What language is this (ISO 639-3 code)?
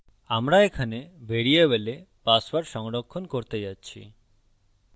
ben